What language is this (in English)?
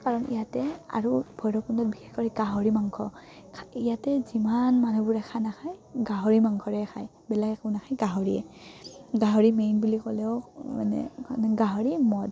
Assamese